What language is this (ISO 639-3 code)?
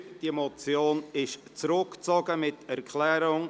gsw